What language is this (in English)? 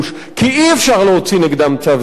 Hebrew